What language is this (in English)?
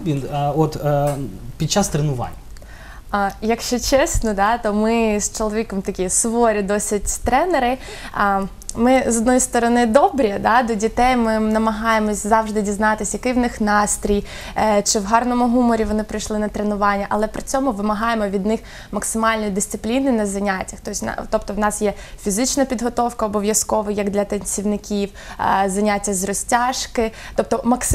Ukrainian